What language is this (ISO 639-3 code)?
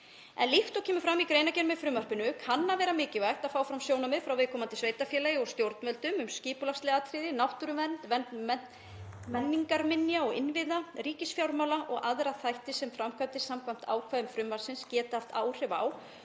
isl